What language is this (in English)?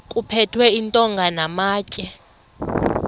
Xhosa